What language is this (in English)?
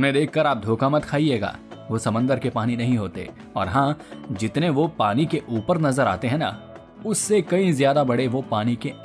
Hindi